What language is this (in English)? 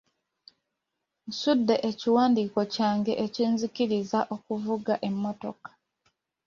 Ganda